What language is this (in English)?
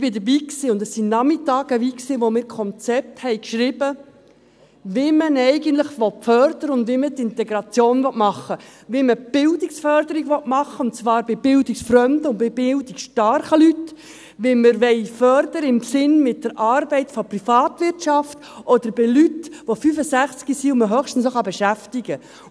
Swiss German